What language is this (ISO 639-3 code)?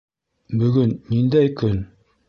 bak